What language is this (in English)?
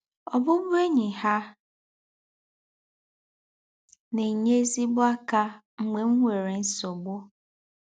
Igbo